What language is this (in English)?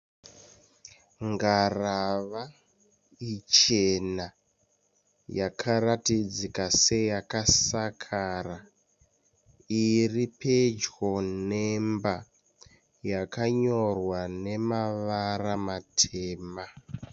Shona